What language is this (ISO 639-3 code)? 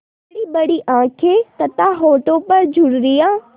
hin